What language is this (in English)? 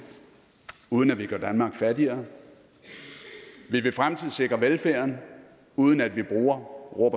Danish